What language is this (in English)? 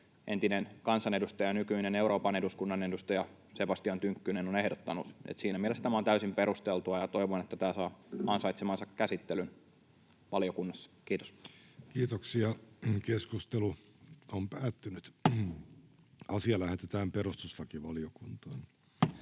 Finnish